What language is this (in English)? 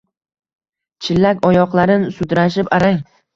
Uzbek